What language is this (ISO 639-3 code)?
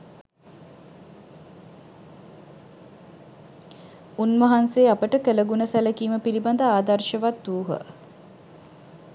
sin